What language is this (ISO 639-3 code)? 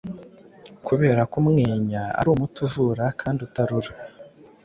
kin